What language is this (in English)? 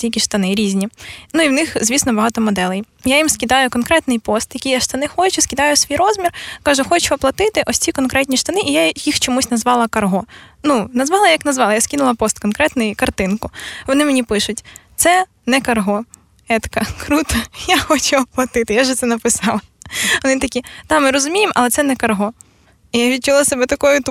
Ukrainian